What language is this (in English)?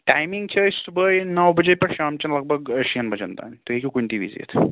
Kashmiri